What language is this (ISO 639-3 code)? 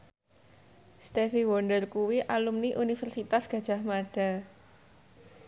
jav